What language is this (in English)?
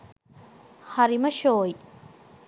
Sinhala